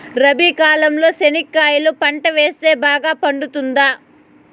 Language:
Telugu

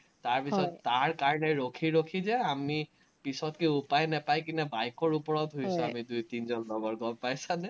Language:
Assamese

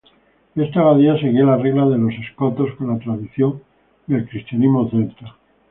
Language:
Spanish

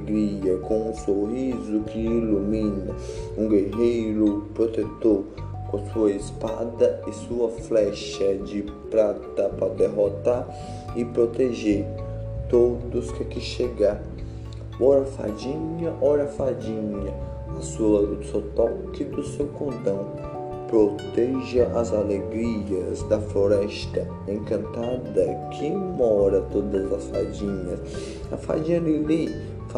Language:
Portuguese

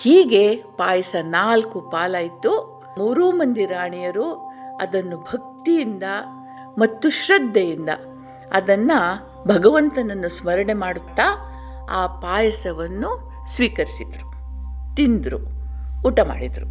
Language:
Kannada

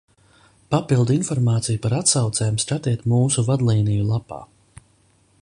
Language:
Latvian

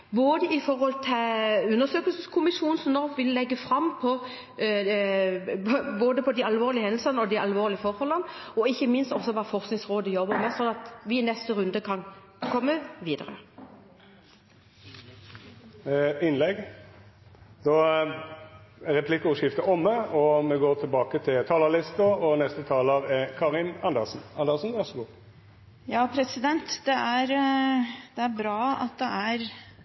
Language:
Norwegian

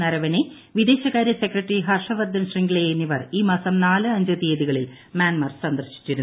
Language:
Malayalam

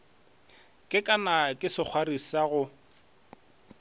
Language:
Northern Sotho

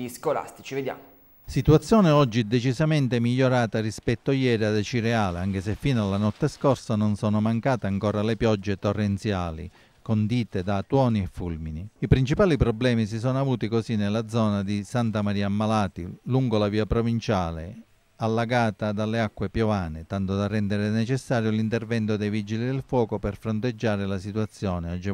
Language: Italian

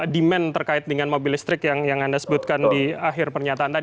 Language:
Indonesian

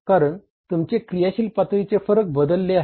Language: Marathi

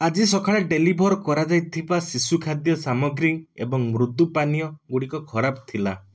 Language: Odia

